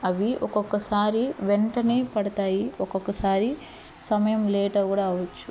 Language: Telugu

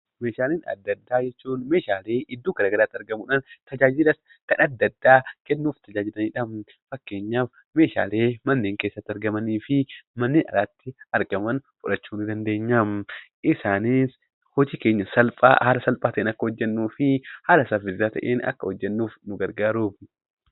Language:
Oromo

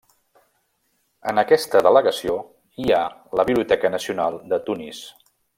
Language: Catalan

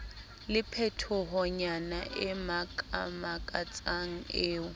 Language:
Southern Sotho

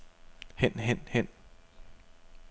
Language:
Danish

